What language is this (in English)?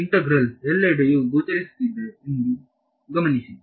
Kannada